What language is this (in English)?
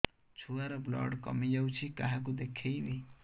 Odia